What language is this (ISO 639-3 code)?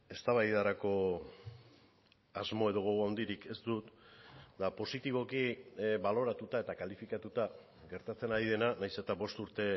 eus